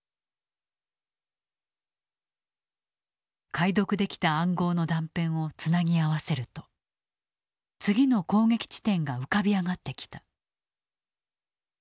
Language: Japanese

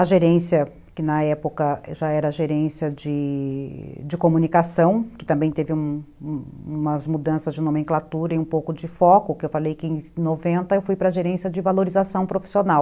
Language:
Portuguese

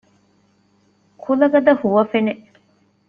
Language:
Divehi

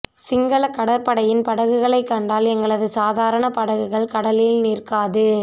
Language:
Tamil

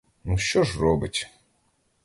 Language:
Ukrainian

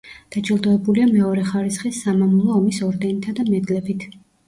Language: Georgian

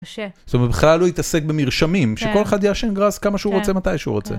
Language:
Hebrew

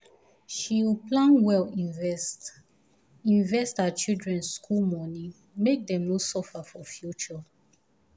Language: Nigerian Pidgin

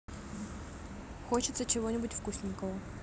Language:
Russian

